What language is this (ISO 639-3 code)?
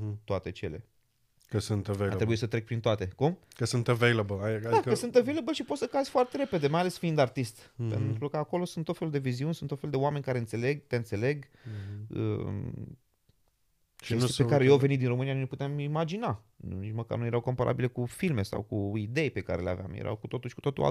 ron